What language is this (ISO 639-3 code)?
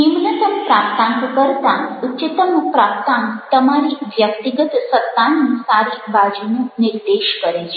guj